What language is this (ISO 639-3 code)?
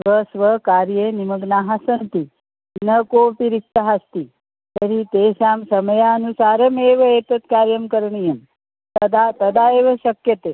san